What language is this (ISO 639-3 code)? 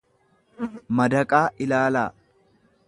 orm